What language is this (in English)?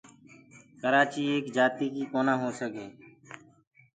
Gurgula